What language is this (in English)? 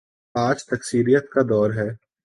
Urdu